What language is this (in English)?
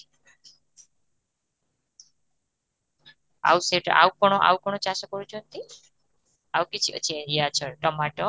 Odia